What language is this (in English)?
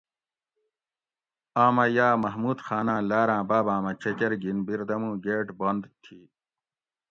Gawri